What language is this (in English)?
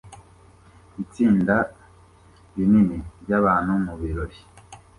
Kinyarwanda